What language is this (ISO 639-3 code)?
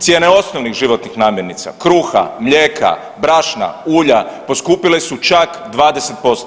hrv